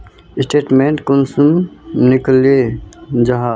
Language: Magahi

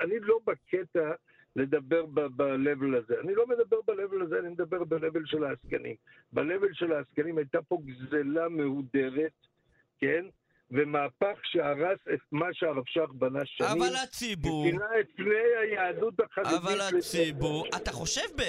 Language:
Hebrew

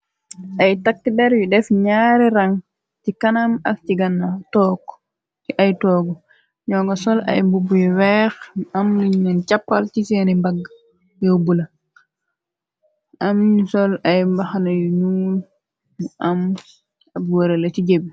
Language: Wolof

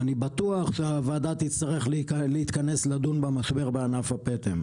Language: Hebrew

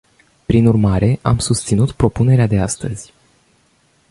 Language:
Romanian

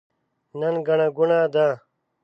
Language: Pashto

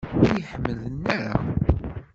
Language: Kabyle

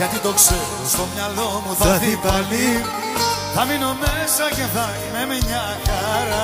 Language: Greek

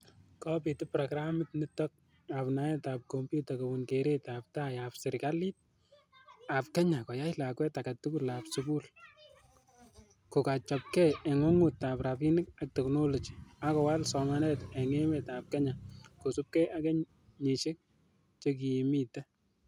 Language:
Kalenjin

